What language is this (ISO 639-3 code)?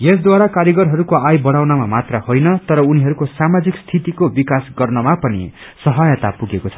nep